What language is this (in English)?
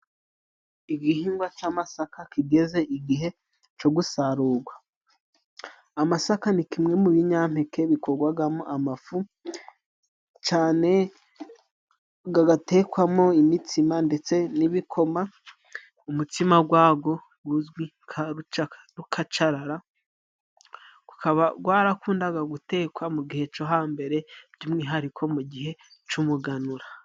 Kinyarwanda